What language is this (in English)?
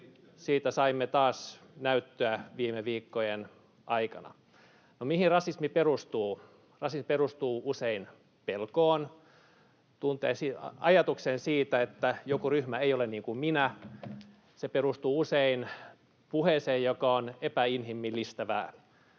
Finnish